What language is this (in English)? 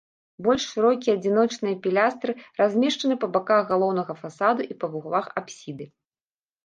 Belarusian